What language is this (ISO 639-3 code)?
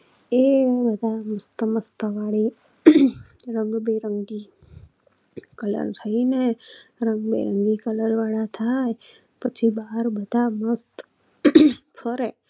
guj